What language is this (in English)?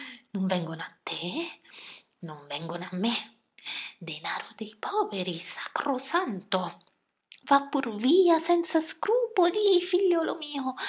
Italian